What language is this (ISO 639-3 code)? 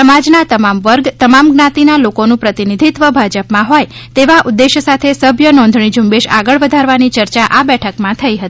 guj